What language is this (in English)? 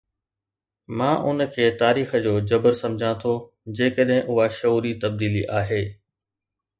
Sindhi